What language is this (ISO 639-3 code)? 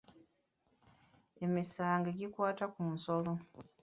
lug